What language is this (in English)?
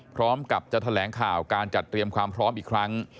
Thai